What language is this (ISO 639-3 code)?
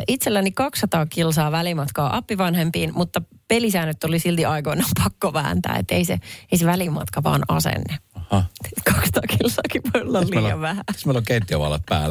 fin